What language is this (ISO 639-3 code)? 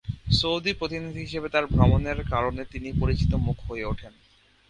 ben